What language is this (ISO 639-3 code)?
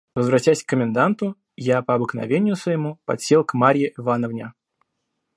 rus